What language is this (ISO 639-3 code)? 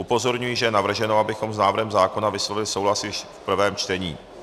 ces